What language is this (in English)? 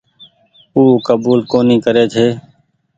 Goaria